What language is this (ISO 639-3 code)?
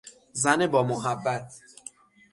fas